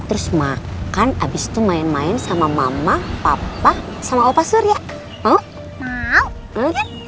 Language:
Indonesian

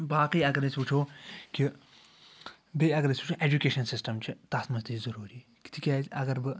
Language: Kashmiri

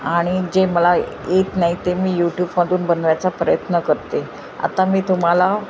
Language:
Marathi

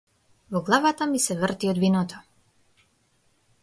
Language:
Macedonian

